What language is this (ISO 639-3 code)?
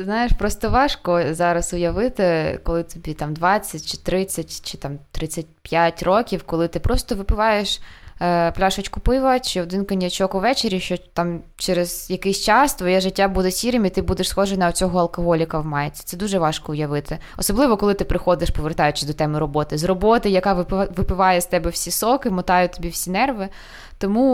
ukr